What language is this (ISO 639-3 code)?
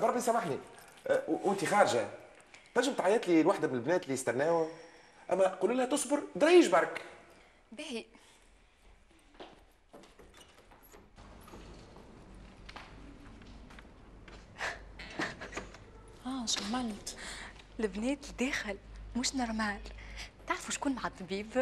ara